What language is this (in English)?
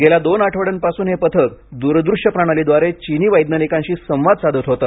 Marathi